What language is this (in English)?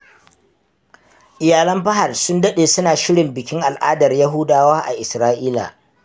Hausa